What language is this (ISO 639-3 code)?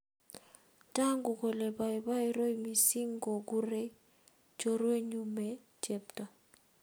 kln